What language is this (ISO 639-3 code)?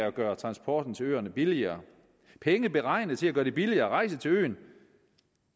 dan